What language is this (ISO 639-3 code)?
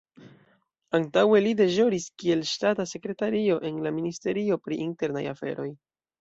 epo